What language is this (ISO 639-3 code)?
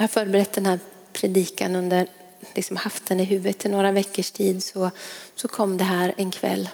swe